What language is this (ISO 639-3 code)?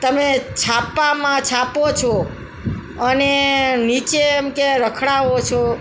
guj